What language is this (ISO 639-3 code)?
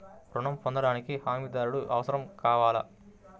tel